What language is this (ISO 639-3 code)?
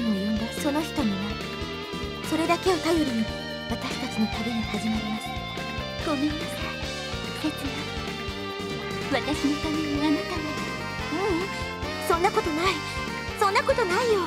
jpn